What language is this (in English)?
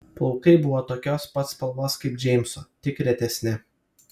Lithuanian